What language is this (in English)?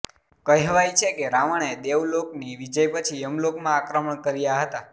Gujarati